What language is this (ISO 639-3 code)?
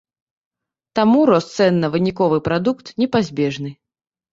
bel